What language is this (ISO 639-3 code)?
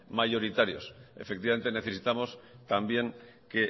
spa